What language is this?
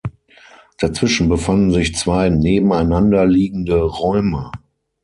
German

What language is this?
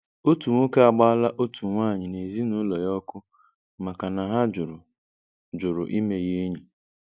Igbo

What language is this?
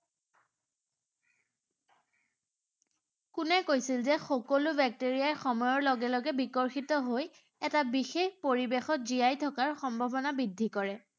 Assamese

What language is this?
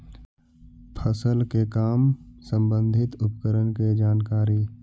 Magahi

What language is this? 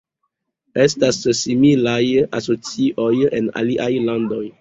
Esperanto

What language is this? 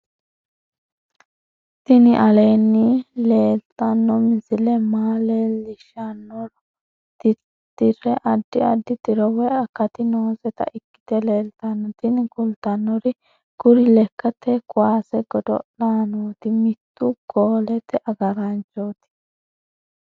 Sidamo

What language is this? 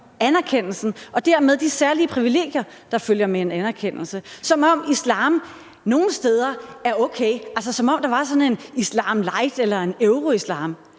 Danish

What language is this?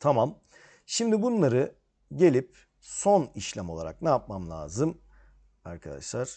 Turkish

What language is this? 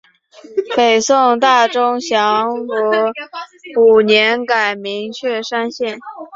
Chinese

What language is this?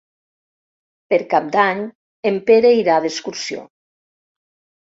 Catalan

